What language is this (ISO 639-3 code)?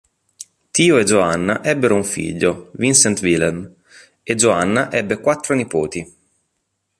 ita